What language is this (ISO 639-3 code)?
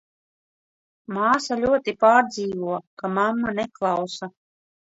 lav